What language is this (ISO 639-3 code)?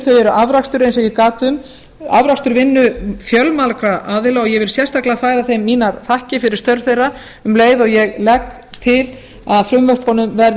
isl